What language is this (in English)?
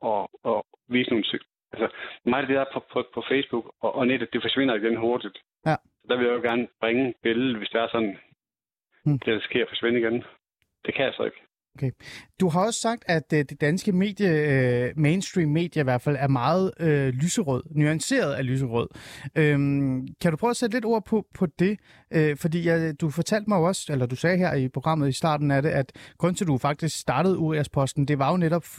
Danish